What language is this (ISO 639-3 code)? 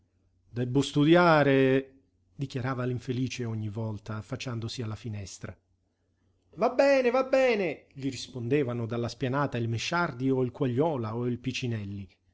ita